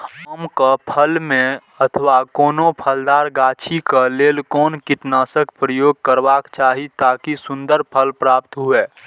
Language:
Maithili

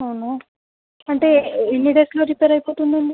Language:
Telugu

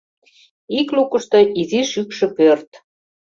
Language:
Mari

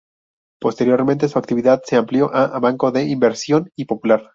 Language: Spanish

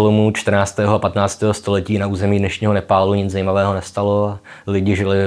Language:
Czech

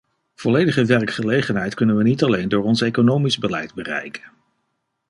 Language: Dutch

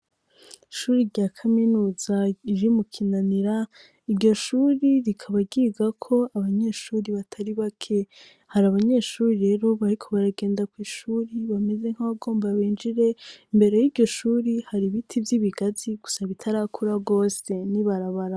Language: Rundi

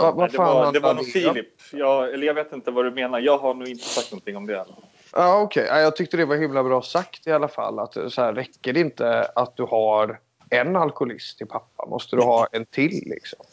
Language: Swedish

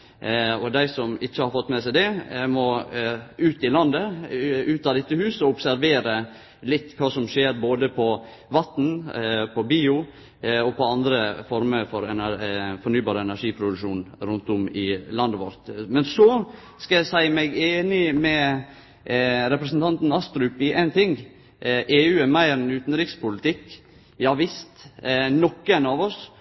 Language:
Norwegian Nynorsk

